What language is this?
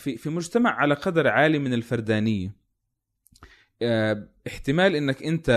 Arabic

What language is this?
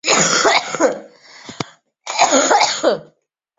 Chinese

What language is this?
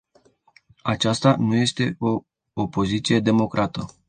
Romanian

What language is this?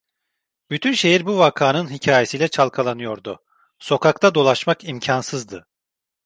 Turkish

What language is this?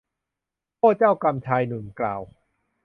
Thai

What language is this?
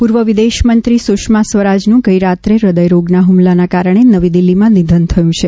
Gujarati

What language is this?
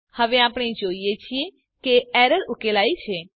Gujarati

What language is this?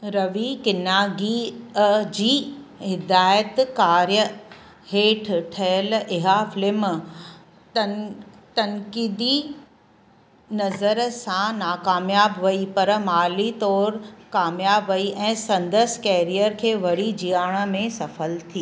Sindhi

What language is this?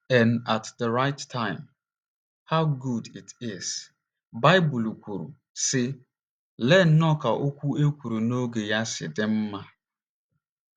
Igbo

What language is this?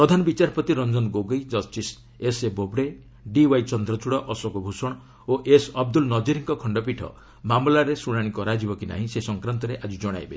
Odia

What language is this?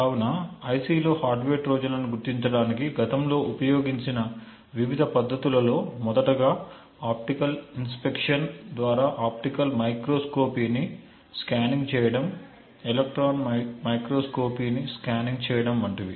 Telugu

